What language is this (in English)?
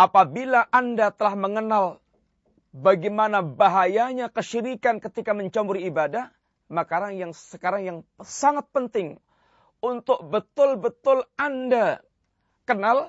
Malay